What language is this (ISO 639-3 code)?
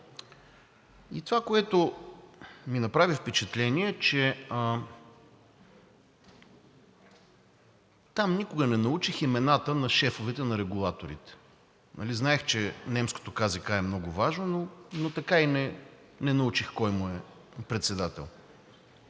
bul